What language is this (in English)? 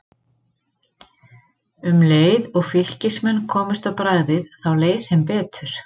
Icelandic